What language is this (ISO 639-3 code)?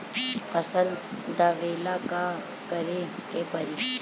bho